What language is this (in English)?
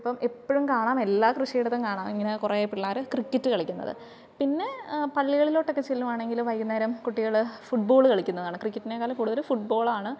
Malayalam